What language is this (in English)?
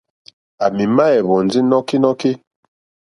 Mokpwe